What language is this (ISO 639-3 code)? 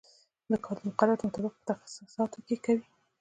pus